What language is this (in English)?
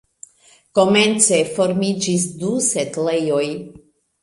Esperanto